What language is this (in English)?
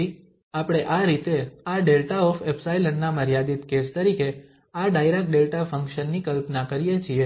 Gujarati